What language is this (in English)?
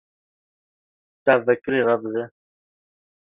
Kurdish